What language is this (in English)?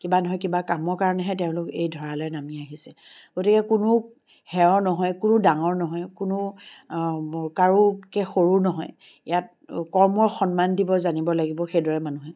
Assamese